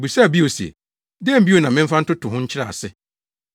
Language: Akan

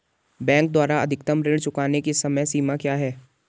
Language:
Hindi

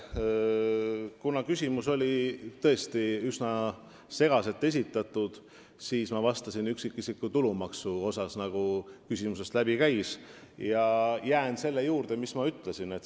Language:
Estonian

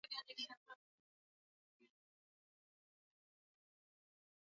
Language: Swahili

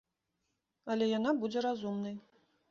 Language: Belarusian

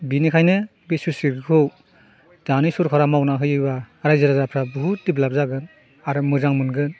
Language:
Bodo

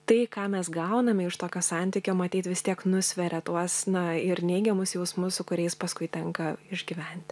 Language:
Lithuanian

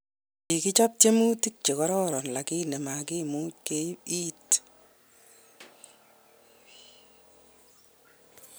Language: Kalenjin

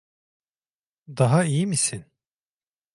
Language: Turkish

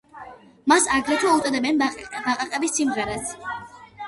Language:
Georgian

